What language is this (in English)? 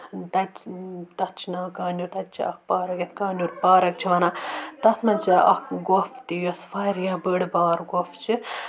Kashmiri